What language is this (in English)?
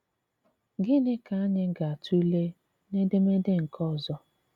Igbo